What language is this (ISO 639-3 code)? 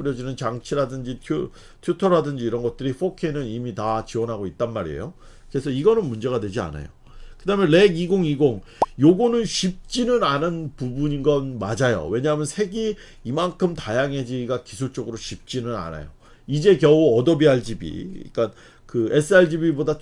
kor